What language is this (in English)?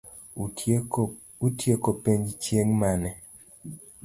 Luo (Kenya and Tanzania)